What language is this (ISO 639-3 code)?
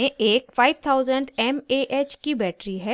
hin